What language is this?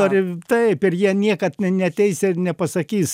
Lithuanian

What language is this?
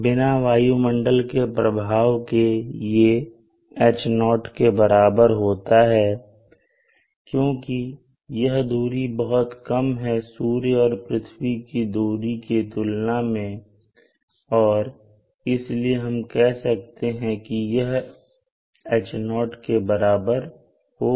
Hindi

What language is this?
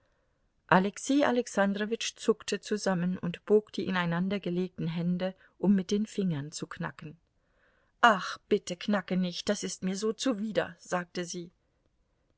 German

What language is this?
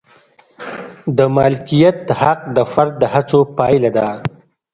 Pashto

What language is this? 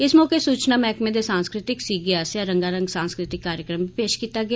Dogri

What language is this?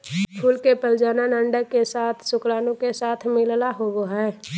Magahi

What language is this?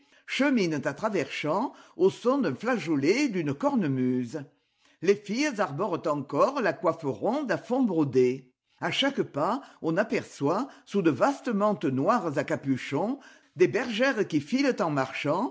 French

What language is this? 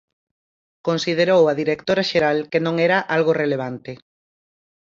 Galician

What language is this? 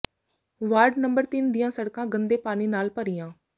Punjabi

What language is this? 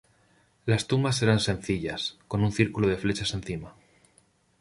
Spanish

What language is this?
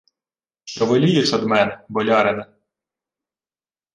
Ukrainian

